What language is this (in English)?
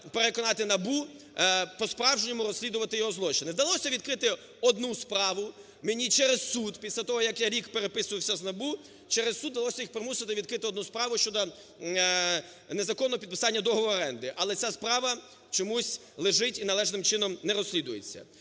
Ukrainian